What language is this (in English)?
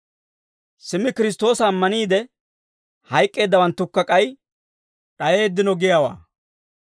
Dawro